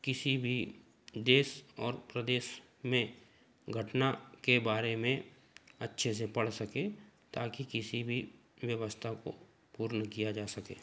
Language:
Hindi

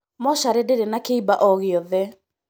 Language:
Kikuyu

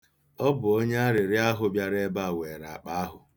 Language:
Igbo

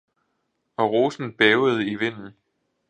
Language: Danish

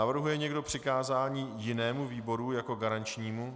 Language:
Czech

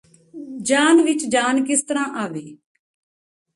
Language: Punjabi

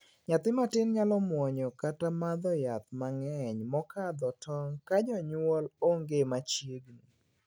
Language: Luo (Kenya and Tanzania)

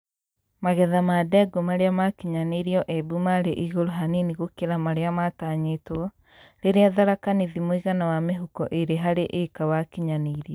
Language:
Kikuyu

